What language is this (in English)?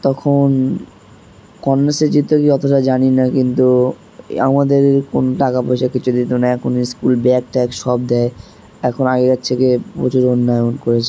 Bangla